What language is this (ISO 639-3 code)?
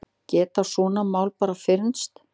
isl